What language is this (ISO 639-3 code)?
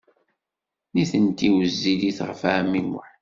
kab